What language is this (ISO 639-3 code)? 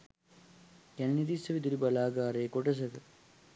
sin